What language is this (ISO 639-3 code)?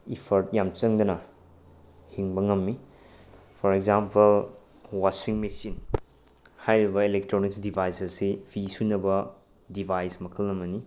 mni